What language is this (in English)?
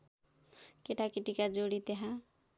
Nepali